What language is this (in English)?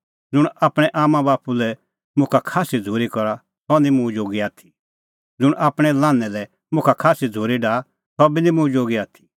Kullu Pahari